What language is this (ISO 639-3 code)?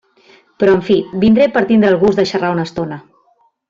cat